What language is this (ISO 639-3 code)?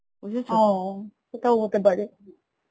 ben